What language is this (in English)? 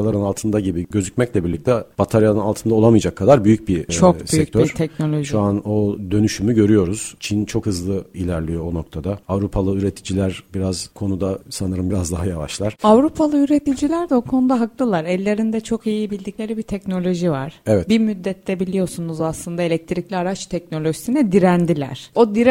Turkish